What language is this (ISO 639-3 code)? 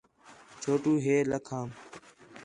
xhe